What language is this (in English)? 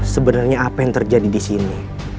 Indonesian